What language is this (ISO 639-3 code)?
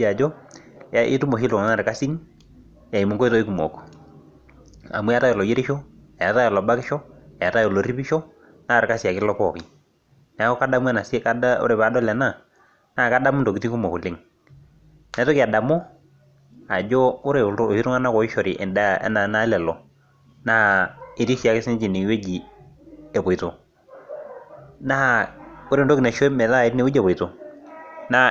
mas